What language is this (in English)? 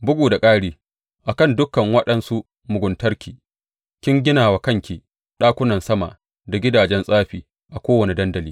Hausa